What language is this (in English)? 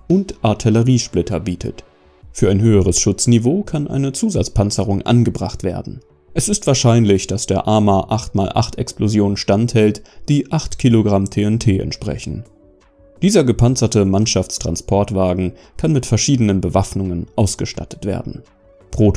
German